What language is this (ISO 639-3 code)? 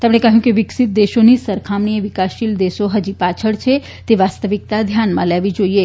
guj